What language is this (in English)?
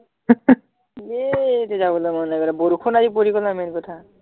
Assamese